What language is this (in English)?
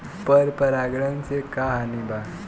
Bhojpuri